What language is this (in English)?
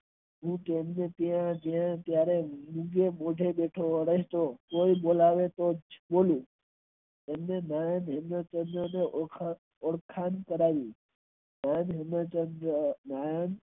Gujarati